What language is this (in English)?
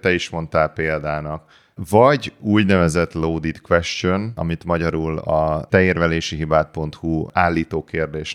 Hungarian